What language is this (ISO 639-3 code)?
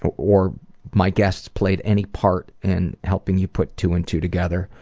eng